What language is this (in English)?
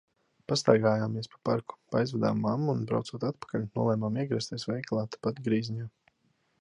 Latvian